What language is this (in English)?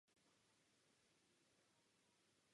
Czech